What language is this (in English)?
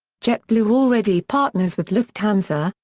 English